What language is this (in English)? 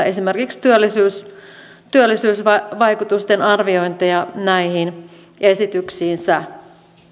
Finnish